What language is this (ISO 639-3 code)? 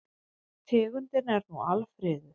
isl